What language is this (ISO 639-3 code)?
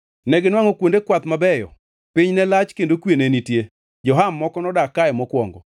luo